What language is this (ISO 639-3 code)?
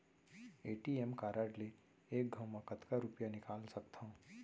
hne